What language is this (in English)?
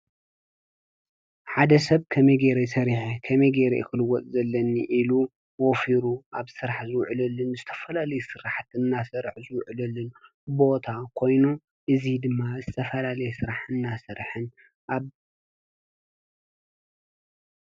Tigrinya